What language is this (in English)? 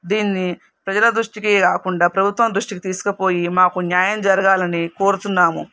Telugu